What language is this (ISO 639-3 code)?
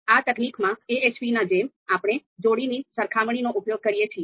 guj